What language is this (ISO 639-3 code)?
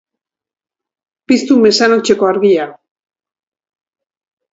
eus